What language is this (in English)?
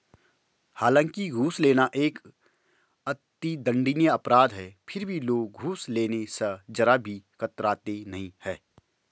Hindi